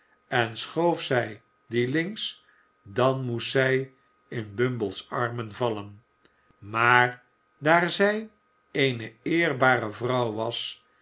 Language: Dutch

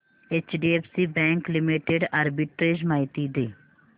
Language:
Marathi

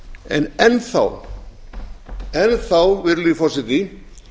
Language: Icelandic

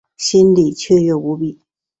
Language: Chinese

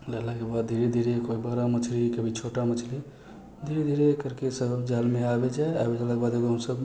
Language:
Maithili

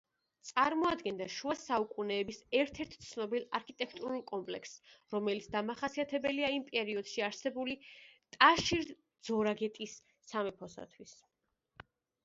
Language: Georgian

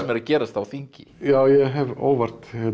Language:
Icelandic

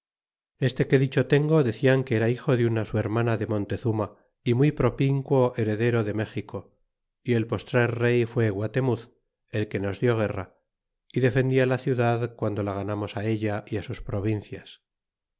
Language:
Spanish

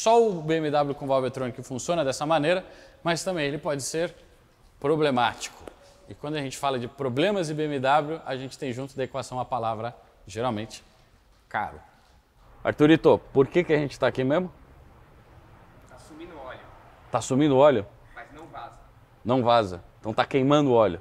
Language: Portuguese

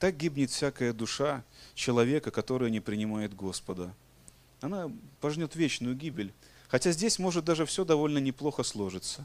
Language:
Russian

